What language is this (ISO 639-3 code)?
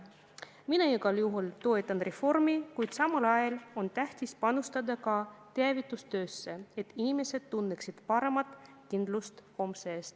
est